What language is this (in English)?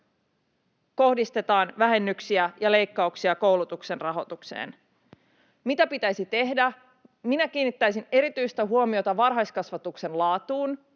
Finnish